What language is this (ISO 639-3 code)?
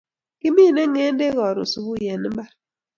kln